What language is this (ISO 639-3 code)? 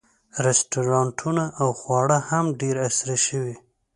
pus